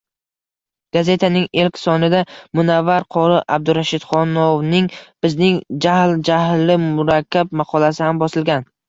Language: Uzbek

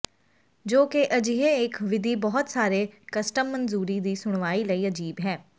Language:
Punjabi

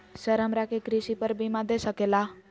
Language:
Magahi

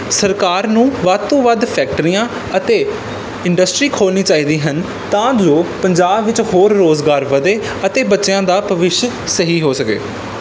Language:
Punjabi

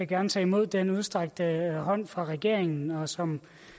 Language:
Danish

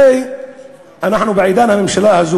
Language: Hebrew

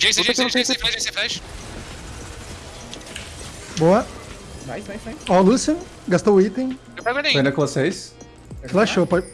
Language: Portuguese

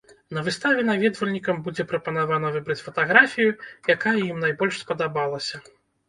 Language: Belarusian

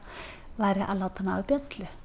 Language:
Icelandic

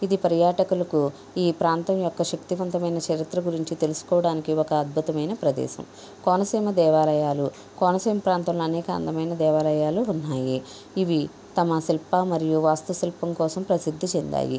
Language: Telugu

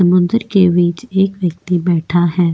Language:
Hindi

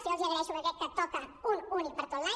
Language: Catalan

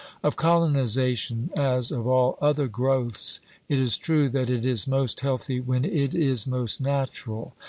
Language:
English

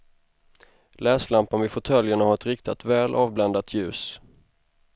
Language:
Swedish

